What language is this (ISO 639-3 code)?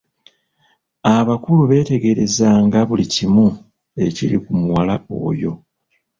lug